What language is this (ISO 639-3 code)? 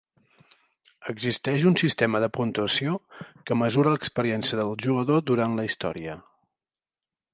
cat